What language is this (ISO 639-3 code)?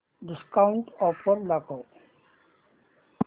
mar